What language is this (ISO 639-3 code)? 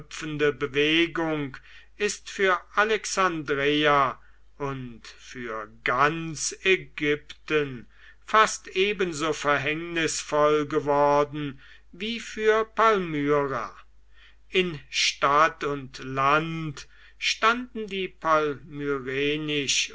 deu